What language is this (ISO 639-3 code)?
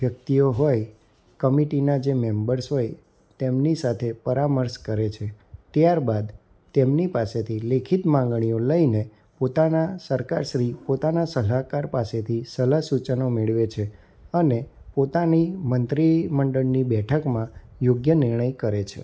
guj